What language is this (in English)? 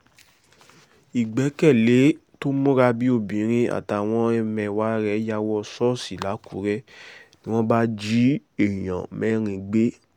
Yoruba